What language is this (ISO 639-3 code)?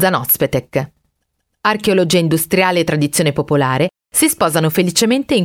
ita